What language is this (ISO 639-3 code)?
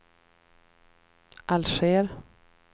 swe